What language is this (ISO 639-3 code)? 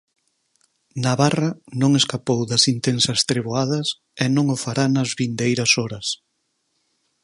glg